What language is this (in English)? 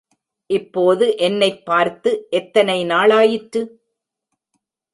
Tamil